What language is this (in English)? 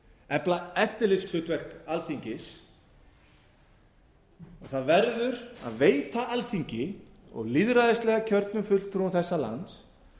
Icelandic